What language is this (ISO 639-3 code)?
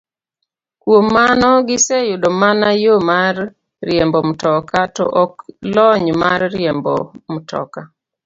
luo